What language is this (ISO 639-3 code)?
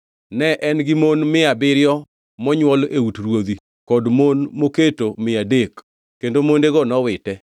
luo